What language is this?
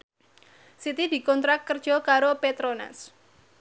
Javanese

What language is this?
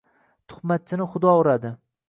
Uzbek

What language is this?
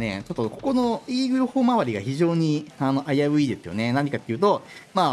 Japanese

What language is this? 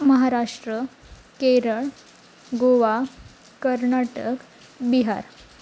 Marathi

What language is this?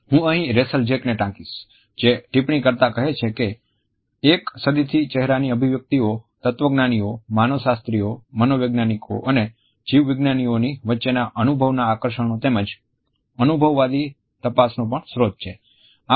Gujarati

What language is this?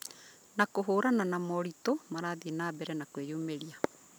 Kikuyu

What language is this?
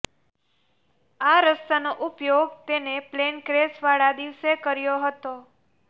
Gujarati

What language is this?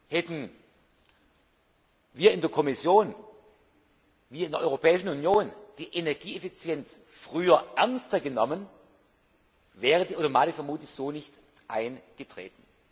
German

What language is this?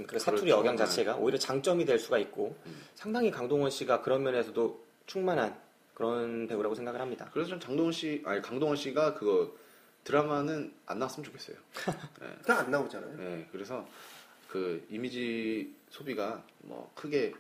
Korean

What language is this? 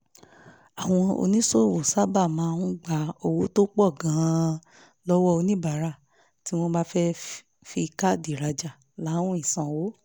Yoruba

